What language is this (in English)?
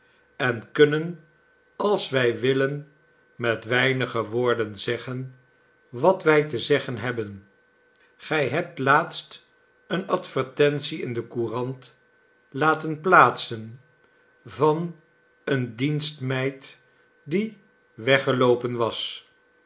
Dutch